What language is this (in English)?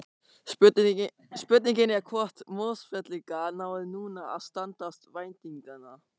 Icelandic